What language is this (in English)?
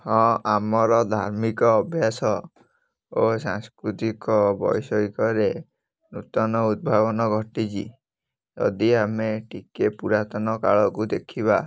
Odia